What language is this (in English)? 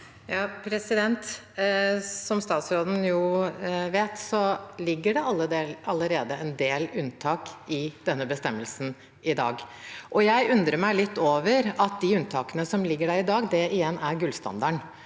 Norwegian